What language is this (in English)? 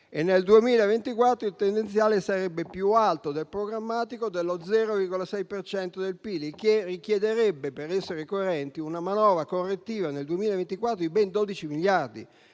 Italian